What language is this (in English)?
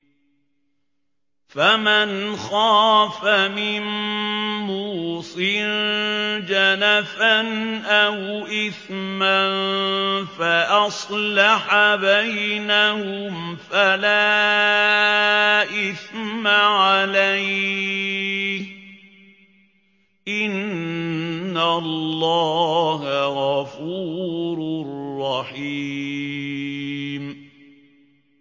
Arabic